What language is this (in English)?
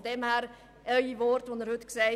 Swiss German